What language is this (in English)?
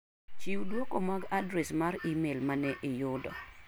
Luo (Kenya and Tanzania)